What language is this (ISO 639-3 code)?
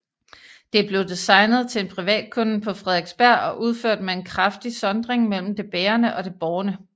dan